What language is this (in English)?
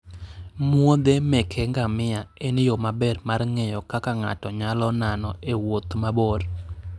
Luo (Kenya and Tanzania)